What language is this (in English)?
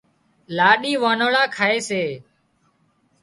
Wadiyara Koli